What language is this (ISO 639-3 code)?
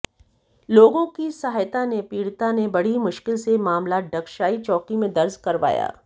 hin